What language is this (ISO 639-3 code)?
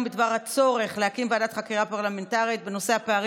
heb